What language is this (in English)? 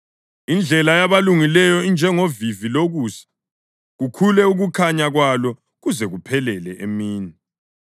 North Ndebele